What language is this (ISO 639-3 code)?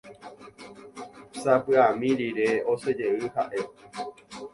grn